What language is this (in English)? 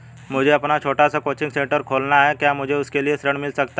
Hindi